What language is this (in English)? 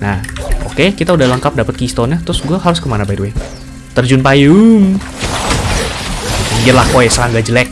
Indonesian